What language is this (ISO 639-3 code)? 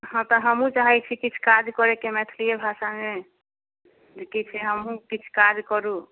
mai